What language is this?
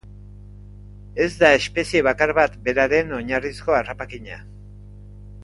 Basque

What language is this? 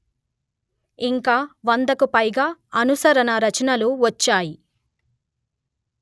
Telugu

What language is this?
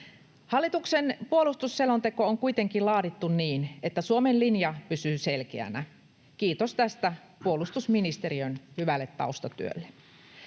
Finnish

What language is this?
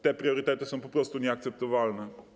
Polish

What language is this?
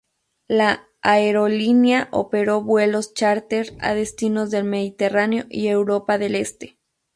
Spanish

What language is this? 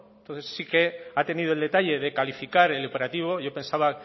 Spanish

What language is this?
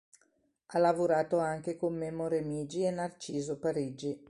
Italian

